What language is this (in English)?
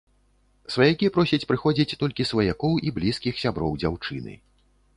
Belarusian